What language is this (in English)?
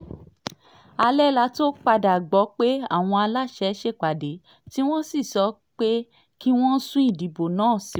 Yoruba